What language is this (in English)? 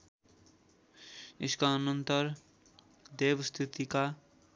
Nepali